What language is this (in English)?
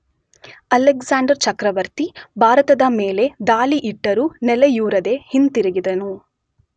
Kannada